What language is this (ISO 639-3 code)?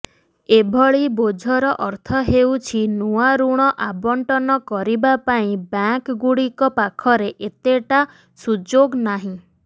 ori